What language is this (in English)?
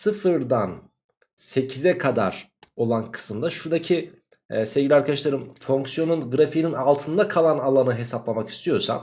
Turkish